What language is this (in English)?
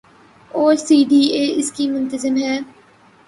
Urdu